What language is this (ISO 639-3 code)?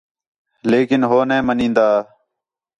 xhe